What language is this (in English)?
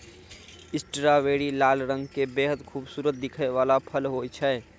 Maithili